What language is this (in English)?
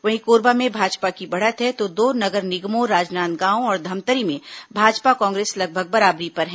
Hindi